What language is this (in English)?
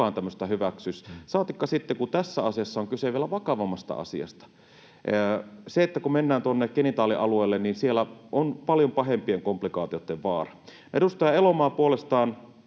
Finnish